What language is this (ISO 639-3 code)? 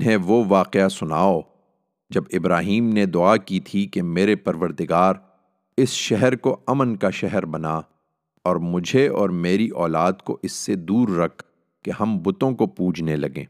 urd